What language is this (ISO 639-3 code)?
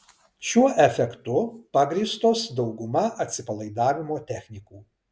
lit